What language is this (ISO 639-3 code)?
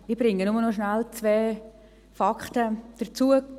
gsw